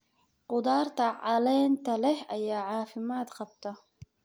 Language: Somali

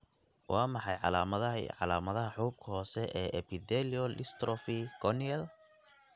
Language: Somali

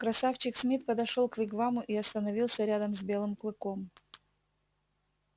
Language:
Russian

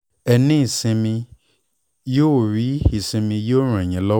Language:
Yoruba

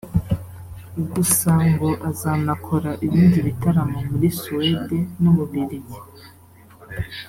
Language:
Kinyarwanda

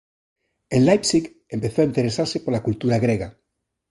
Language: Galician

